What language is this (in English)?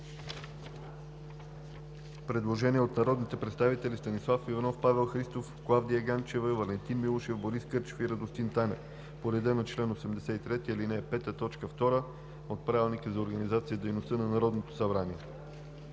Bulgarian